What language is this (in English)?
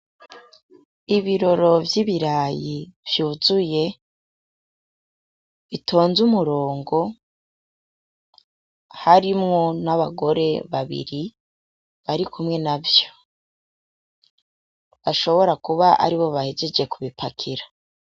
Rundi